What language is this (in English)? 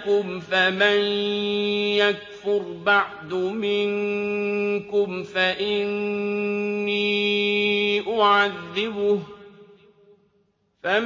Arabic